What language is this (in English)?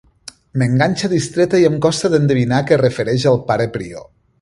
Catalan